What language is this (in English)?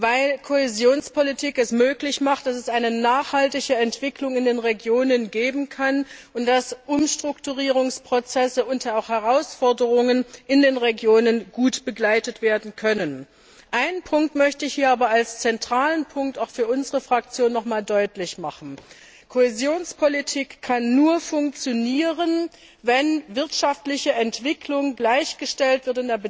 German